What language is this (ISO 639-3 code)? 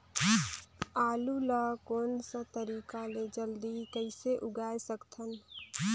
hne